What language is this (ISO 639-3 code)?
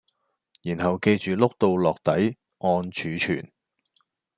yue